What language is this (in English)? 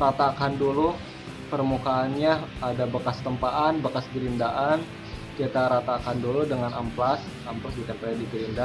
Indonesian